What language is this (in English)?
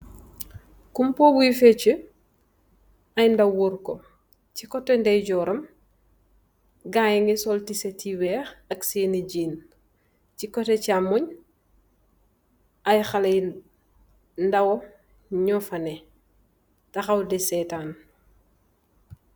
Wolof